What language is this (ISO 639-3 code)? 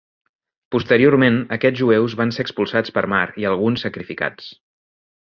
cat